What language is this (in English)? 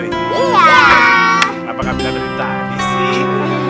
Indonesian